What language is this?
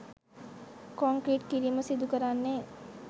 Sinhala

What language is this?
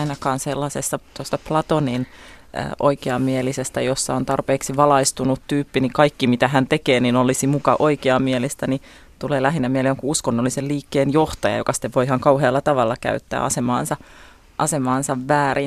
Finnish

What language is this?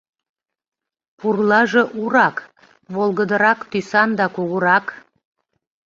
Mari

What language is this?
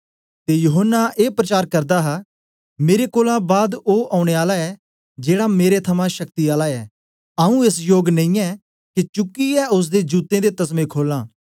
Dogri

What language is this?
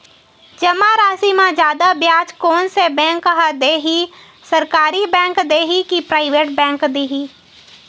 Chhattisgarhi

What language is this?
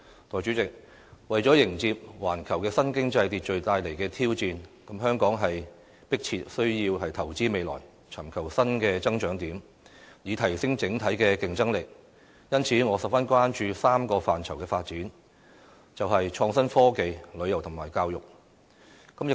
Cantonese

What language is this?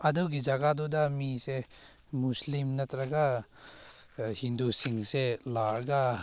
Manipuri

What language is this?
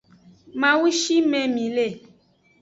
Aja (Benin)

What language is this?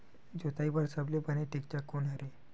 Chhattisgarhi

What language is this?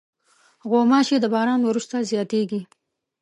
Pashto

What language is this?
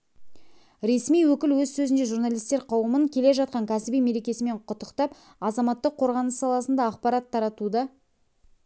Kazakh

